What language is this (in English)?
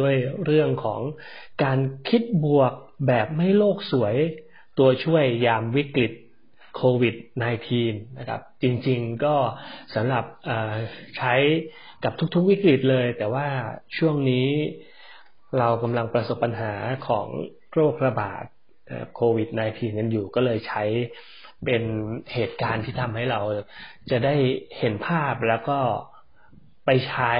Thai